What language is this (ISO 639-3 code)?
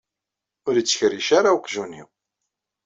kab